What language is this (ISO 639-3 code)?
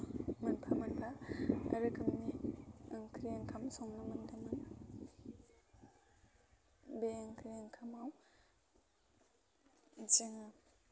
brx